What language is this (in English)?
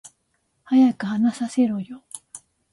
Japanese